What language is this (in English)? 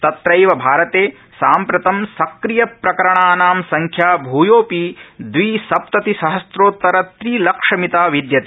Sanskrit